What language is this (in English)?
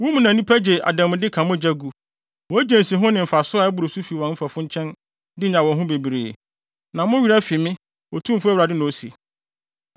Akan